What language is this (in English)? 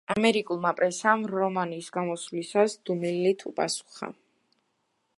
Georgian